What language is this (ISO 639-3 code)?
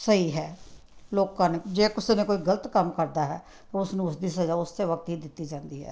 pan